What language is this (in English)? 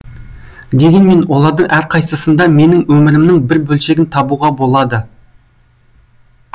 Kazakh